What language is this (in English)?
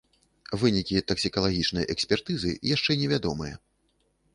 Belarusian